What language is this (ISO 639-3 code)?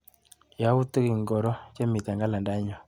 kln